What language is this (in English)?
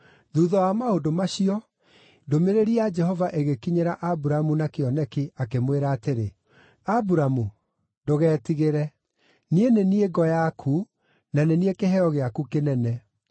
Kikuyu